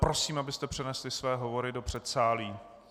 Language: Czech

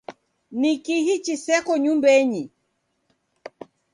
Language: Taita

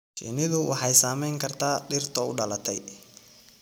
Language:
Somali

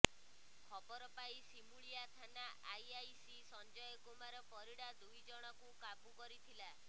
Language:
Odia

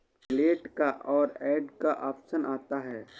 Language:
Hindi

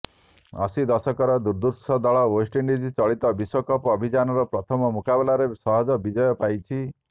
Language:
Odia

